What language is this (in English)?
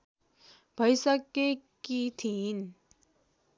Nepali